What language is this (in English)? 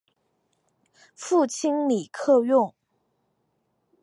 Chinese